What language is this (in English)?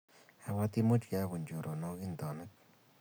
Kalenjin